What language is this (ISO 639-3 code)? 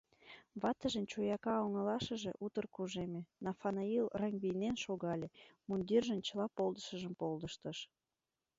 chm